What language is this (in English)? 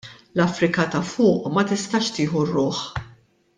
Maltese